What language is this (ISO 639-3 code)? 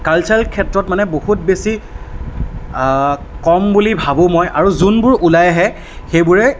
asm